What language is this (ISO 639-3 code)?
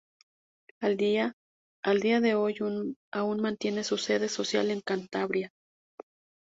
spa